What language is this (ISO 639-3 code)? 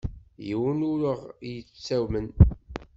kab